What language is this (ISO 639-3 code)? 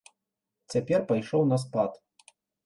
bel